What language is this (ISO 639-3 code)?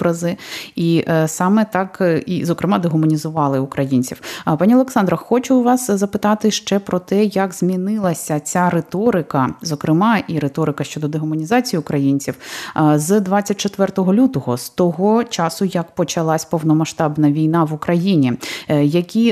ukr